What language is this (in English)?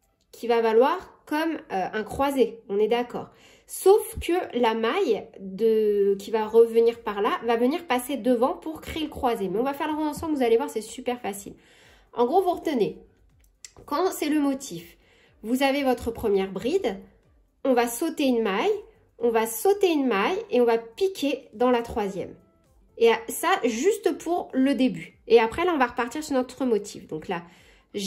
French